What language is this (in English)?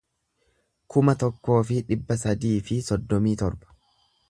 Oromo